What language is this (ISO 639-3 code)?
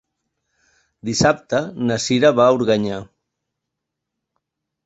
cat